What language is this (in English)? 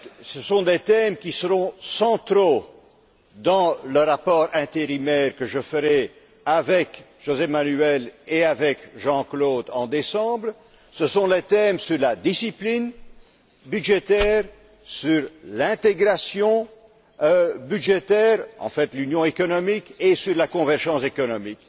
French